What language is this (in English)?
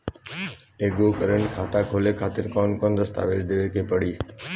Bhojpuri